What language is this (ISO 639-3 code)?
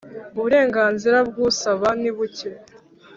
kin